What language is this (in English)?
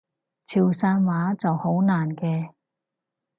Cantonese